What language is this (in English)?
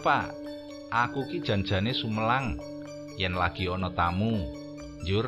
Indonesian